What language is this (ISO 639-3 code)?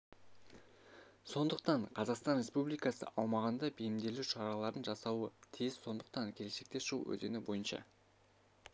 kaz